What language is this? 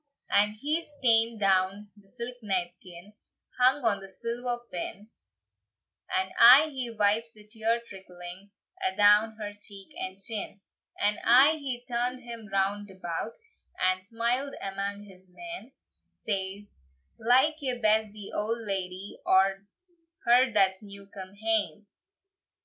English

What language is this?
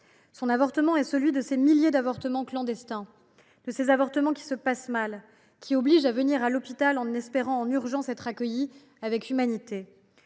French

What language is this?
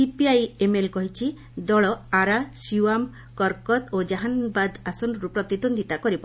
Odia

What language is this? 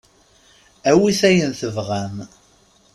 Kabyle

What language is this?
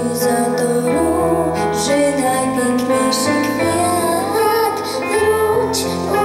Polish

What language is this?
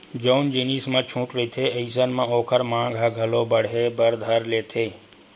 Chhattisgarhi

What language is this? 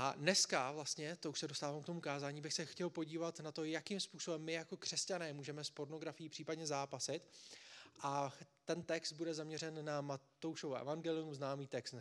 Czech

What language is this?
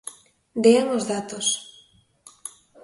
Galician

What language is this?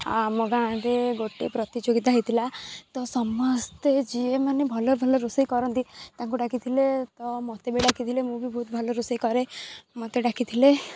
Odia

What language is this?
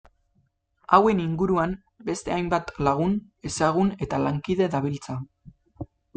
Basque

